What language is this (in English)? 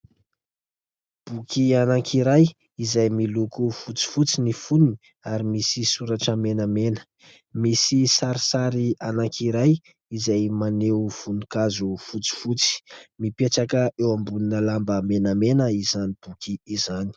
Malagasy